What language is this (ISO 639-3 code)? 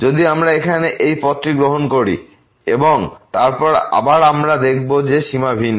ben